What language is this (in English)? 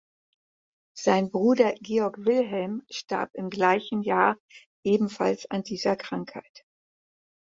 German